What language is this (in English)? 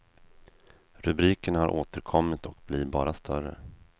Swedish